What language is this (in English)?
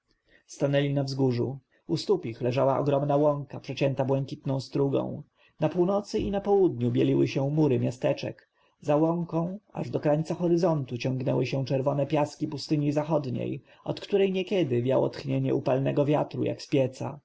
Polish